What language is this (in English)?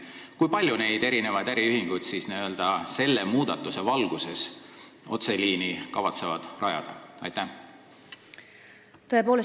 Estonian